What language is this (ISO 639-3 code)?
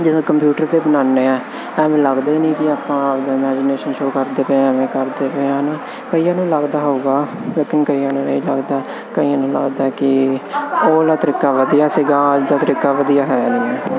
pan